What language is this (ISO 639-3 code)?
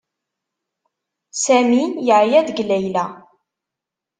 kab